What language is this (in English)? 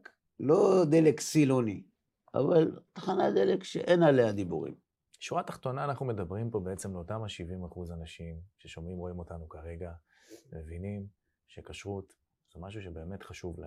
Hebrew